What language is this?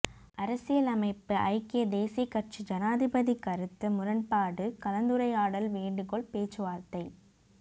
Tamil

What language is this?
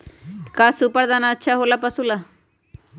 Magahi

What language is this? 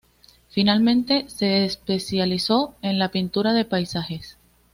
Spanish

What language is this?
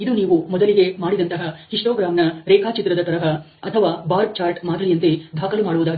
Kannada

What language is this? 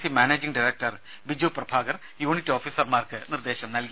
Malayalam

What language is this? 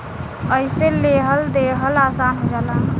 Bhojpuri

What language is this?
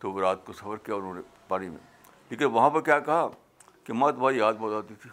Urdu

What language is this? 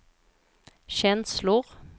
Swedish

